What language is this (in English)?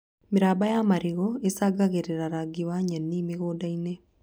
Kikuyu